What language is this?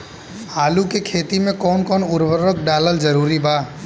Bhojpuri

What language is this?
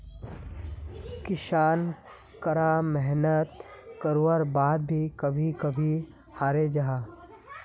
Magahi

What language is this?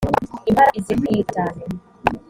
Kinyarwanda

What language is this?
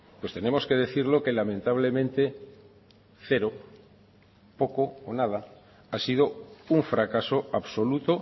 Spanish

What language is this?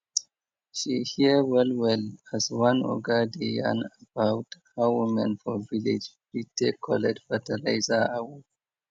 Nigerian Pidgin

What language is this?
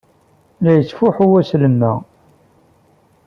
Kabyle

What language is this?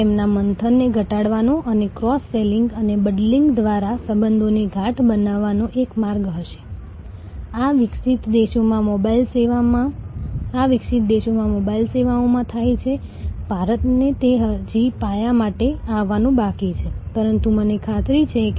Gujarati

